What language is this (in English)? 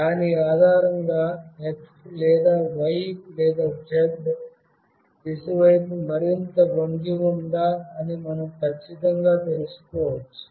Telugu